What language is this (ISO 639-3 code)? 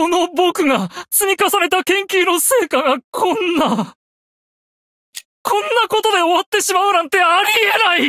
jpn